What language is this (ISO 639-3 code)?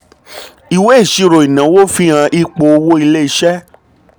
yor